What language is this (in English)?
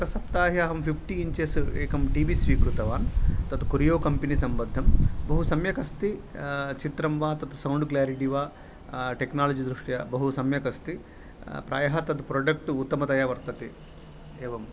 Sanskrit